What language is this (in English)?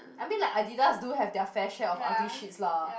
English